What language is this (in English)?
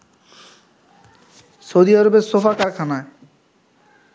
Bangla